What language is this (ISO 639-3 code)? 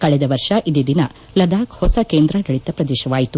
kan